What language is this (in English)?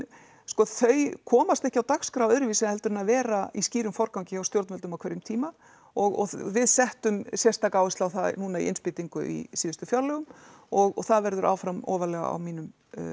Icelandic